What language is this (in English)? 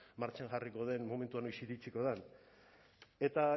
Basque